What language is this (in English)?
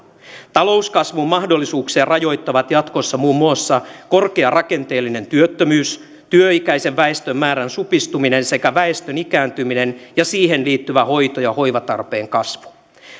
Finnish